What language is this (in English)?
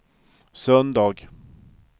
Swedish